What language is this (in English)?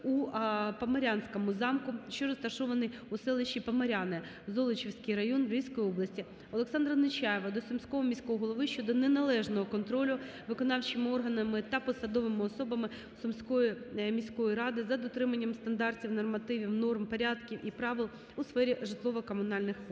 Ukrainian